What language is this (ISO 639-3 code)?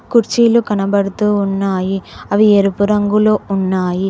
tel